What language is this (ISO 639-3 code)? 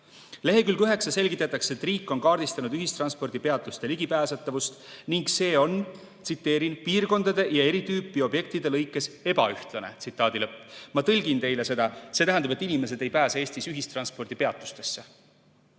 est